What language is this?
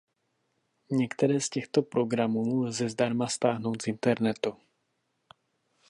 Czech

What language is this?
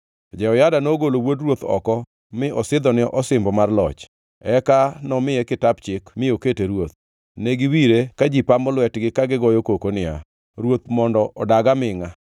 Luo (Kenya and Tanzania)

